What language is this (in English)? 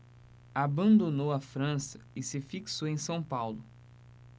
Portuguese